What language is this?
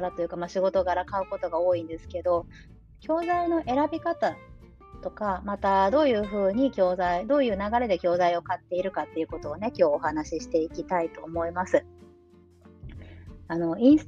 Japanese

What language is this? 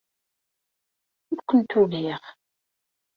Kabyle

